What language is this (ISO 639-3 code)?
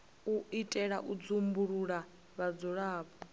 ven